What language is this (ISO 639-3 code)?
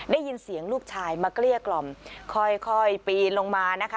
tha